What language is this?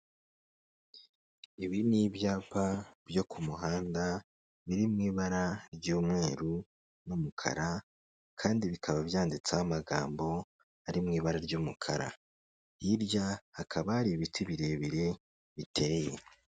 Kinyarwanda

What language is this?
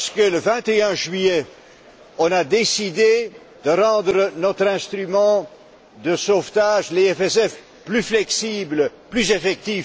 French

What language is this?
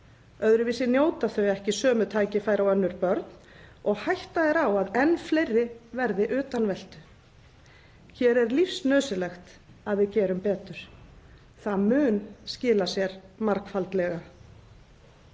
Icelandic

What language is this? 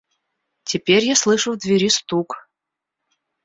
Russian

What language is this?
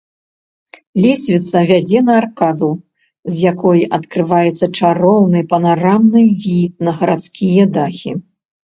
Belarusian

